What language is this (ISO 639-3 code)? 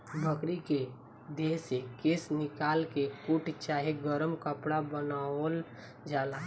bho